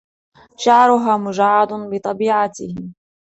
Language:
Arabic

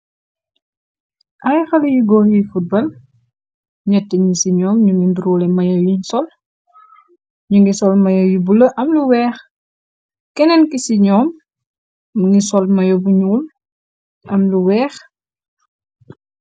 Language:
Wolof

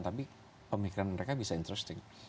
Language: Indonesian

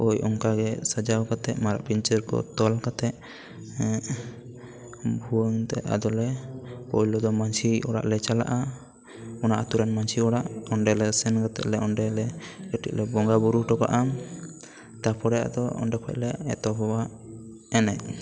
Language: Santali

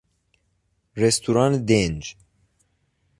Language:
Persian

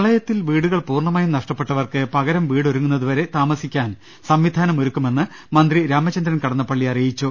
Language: Malayalam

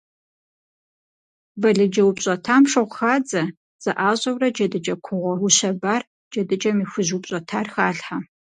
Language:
Kabardian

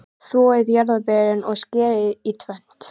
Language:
Icelandic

